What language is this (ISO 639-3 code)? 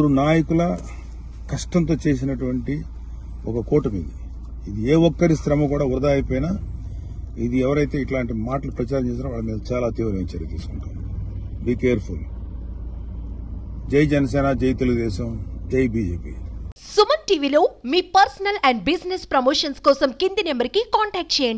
tel